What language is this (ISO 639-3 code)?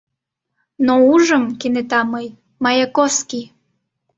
chm